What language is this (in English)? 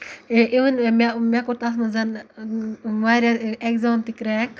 Kashmiri